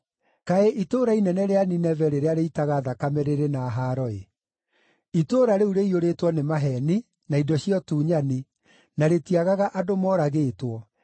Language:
Kikuyu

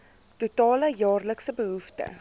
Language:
Afrikaans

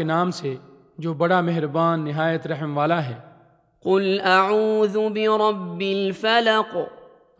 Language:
Urdu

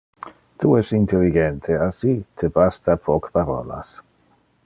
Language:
Interlingua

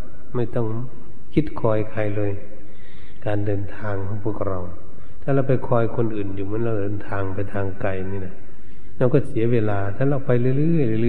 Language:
Thai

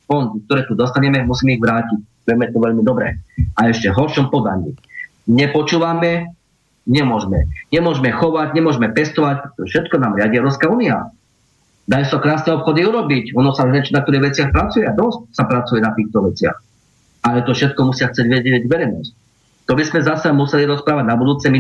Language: Slovak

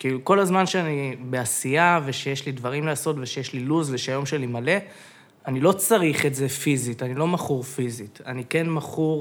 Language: Hebrew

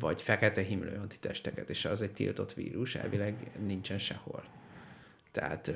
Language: Hungarian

